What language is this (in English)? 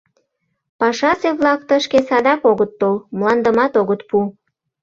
Mari